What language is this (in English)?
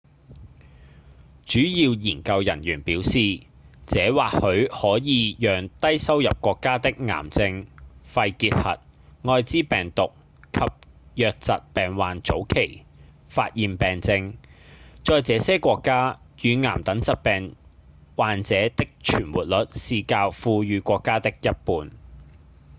Cantonese